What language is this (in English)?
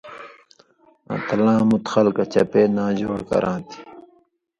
Indus Kohistani